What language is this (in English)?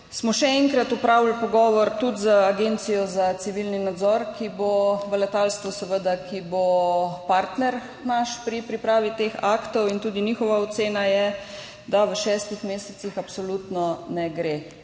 Slovenian